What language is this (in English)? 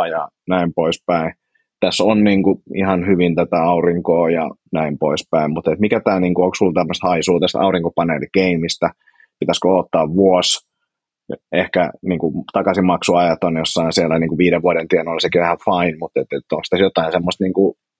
Finnish